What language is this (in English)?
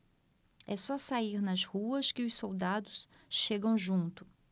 Portuguese